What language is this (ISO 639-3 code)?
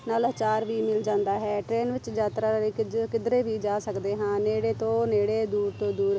pan